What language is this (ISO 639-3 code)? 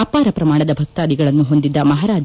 kan